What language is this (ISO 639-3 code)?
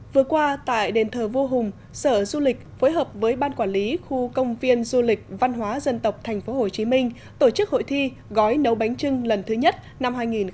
vie